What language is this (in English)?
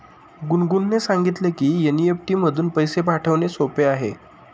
Marathi